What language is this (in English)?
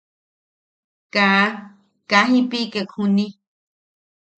Yaqui